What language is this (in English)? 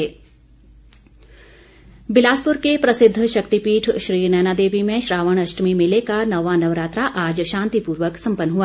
Hindi